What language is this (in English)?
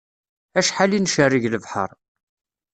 Kabyle